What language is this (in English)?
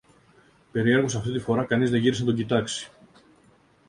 Greek